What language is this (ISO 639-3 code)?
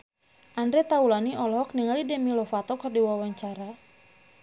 sun